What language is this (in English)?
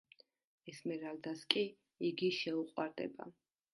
Georgian